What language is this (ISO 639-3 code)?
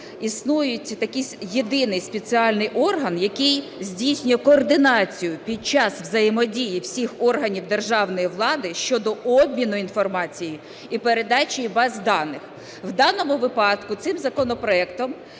ukr